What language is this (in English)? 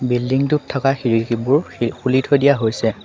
Assamese